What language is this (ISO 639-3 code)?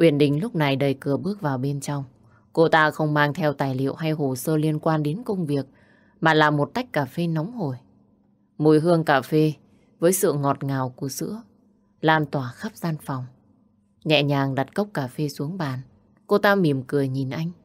vie